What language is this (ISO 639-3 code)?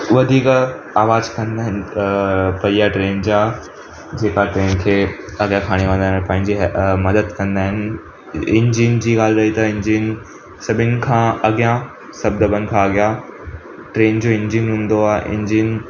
snd